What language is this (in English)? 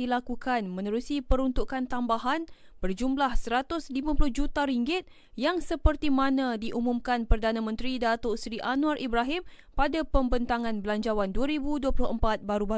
Malay